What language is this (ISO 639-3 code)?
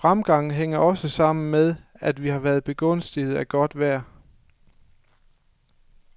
dan